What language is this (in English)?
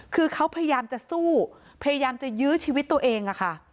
Thai